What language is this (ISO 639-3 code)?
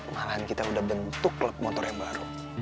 ind